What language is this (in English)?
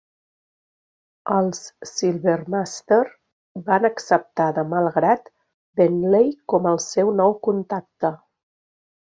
Catalan